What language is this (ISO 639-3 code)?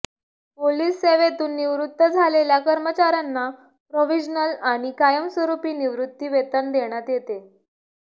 mar